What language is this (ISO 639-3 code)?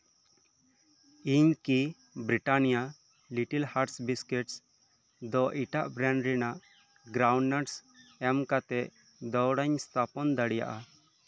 sat